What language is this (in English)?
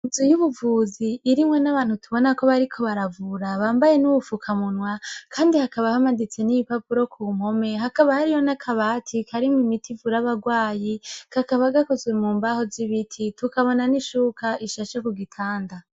Rundi